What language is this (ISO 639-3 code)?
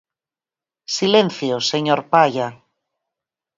glg